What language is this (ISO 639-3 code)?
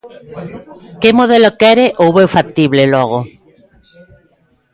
glg